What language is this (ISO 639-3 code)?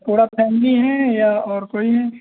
hin